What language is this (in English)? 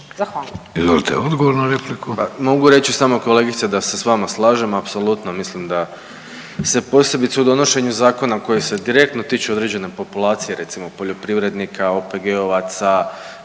Croatian